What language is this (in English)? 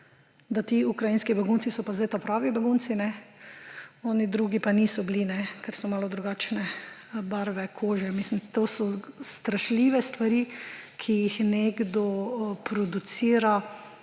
Slovenian